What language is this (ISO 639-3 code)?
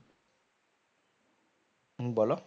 ben